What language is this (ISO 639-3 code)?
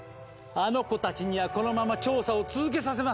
jpn